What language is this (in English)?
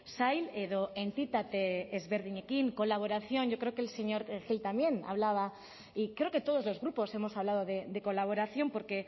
Spanish